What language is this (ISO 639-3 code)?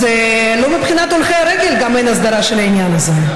heb